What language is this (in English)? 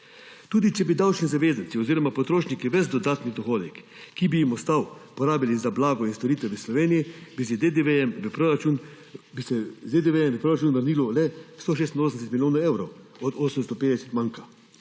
Slovenian